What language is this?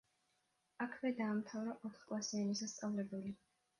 Georgian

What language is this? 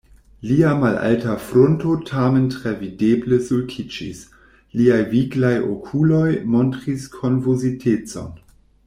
Esperanto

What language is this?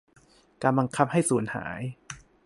Thai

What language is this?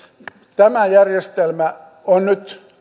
Finnish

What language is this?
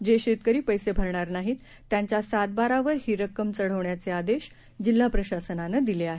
Marathi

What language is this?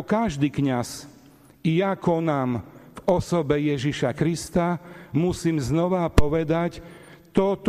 Slovak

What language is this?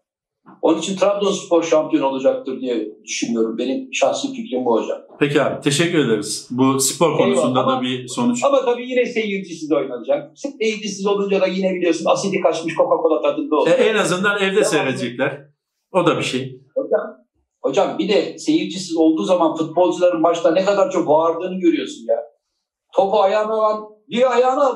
Turkish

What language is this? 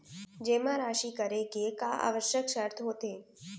Chhattisgarhi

